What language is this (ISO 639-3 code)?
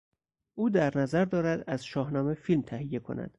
fas